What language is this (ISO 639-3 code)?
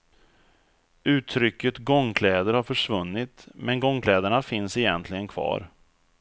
swe